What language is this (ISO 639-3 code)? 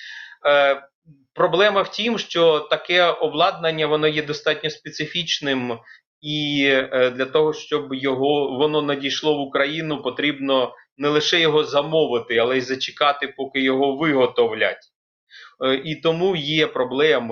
ukr